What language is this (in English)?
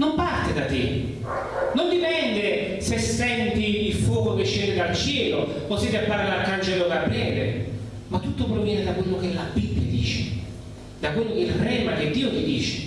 Italian